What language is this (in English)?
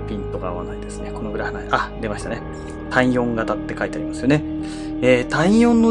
Japanese